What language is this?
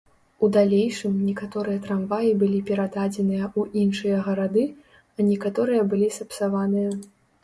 Belarusian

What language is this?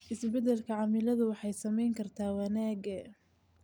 Somali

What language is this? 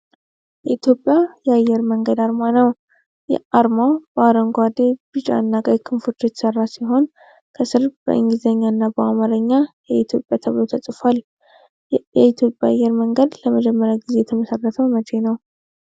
Amharic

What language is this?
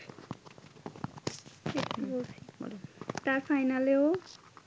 Bangla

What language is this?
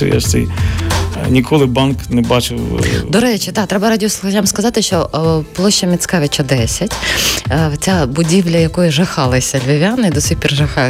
Ukrainian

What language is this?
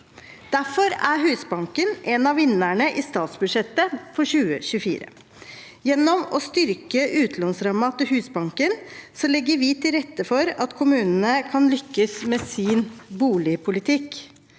Norwegian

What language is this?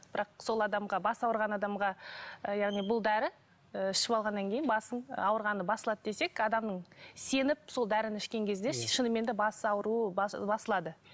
Kazakh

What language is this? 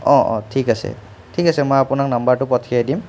Assamese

